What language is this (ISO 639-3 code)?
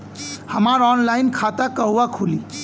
bho